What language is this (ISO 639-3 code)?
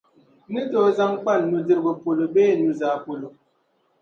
dag